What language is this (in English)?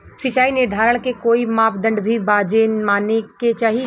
Bhojpuri